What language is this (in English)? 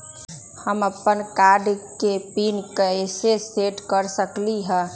Magahi